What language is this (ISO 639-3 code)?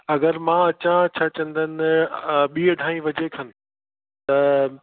snd